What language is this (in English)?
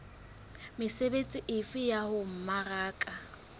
Southern Sotho